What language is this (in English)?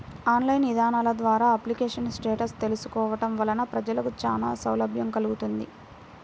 Telugu